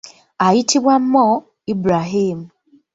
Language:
Ganda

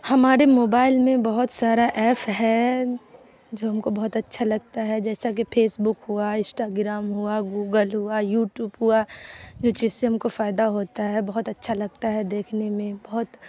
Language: Urdu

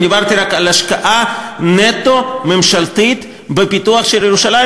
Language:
Hebrew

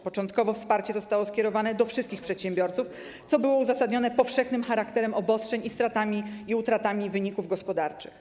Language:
Polish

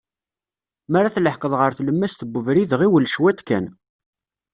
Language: Kabyle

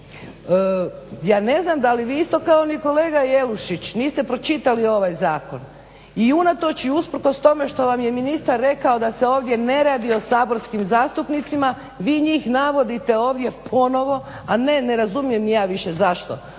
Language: Croatian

